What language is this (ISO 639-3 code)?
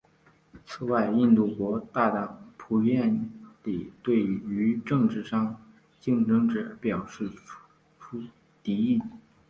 zho